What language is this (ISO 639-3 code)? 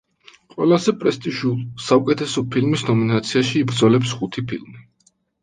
kat